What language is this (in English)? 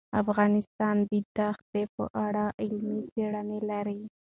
Pashto